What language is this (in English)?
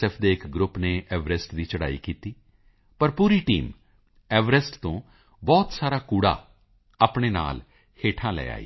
Punjabi